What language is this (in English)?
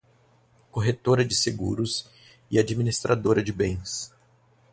Portuguese